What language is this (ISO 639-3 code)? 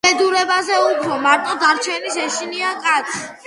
kat